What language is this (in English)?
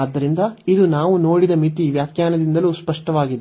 Kannada